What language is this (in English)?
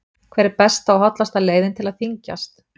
Icelandic